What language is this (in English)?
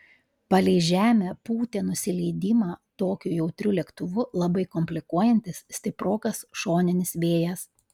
Lithuanian